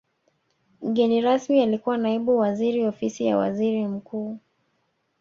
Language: Swahili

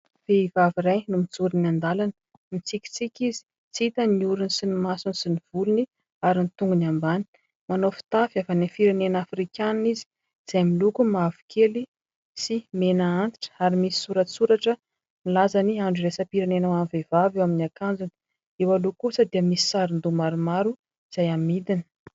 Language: Malagasy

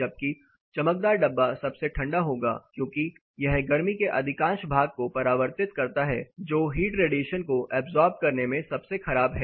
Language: Hindi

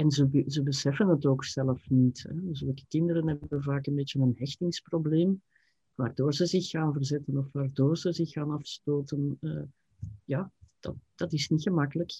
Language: Dutch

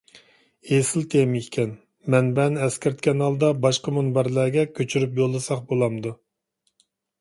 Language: Uyghur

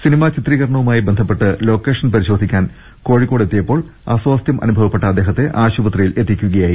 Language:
Malayalam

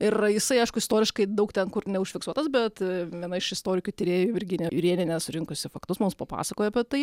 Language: Lithuanian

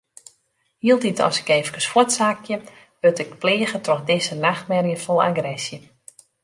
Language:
Western Frisian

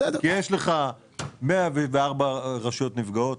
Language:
Hebrew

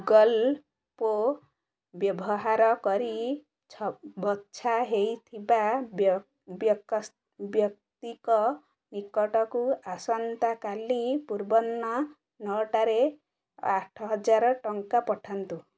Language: Odia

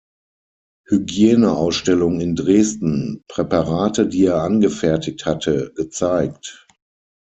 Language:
German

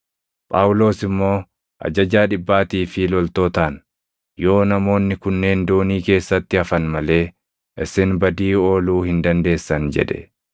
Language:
Oromo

